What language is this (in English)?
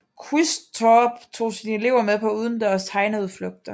Danish